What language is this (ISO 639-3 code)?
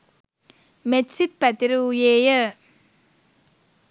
sin